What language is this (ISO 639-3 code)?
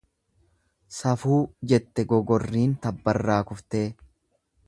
orm